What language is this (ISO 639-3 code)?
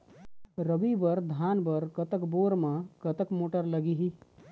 hne